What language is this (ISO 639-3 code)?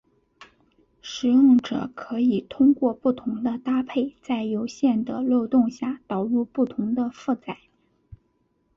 zho